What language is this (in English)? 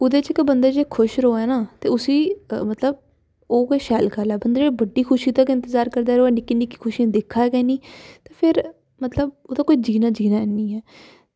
Dogri